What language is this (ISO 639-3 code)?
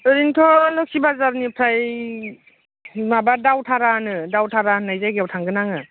brx